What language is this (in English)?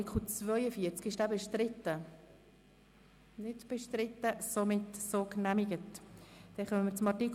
Swiss German